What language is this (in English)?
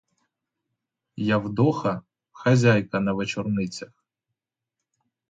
Ukrainian